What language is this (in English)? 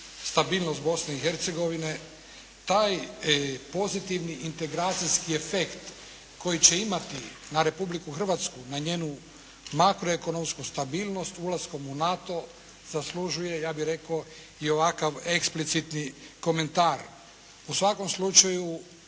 Croatian